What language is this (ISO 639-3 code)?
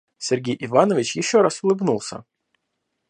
rus